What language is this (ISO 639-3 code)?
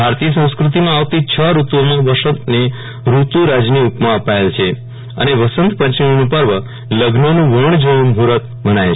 guj